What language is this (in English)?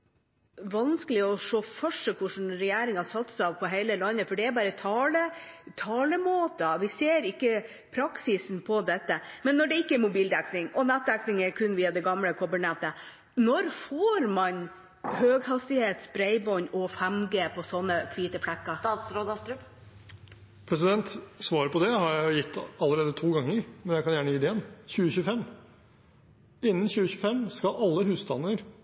Norwegian Bokmål